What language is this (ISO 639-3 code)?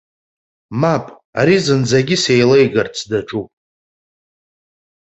abk